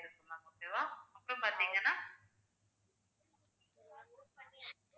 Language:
Tamil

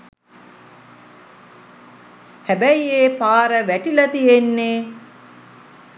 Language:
Sinhala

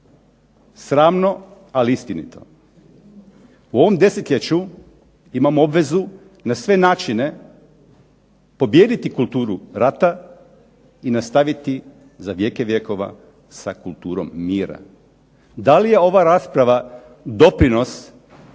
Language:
Croatian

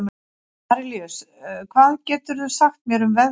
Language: Icelandic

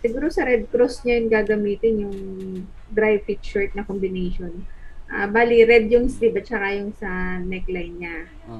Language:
Filipino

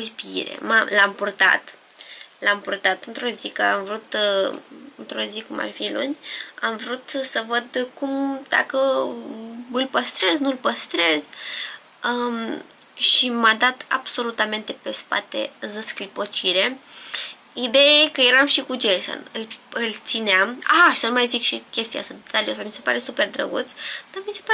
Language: Romanian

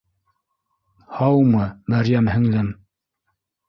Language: Bashkir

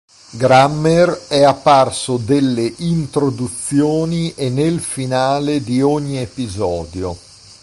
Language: Italian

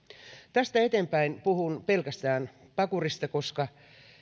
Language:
Finnish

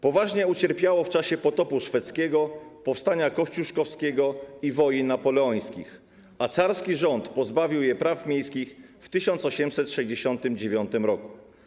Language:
Polish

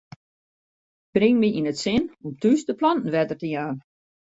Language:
Western Frisian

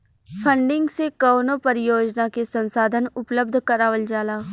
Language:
Bhojpuri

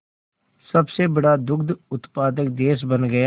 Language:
Hindi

